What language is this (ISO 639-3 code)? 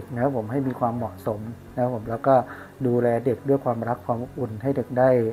tha